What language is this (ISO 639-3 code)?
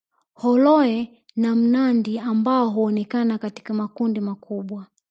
swa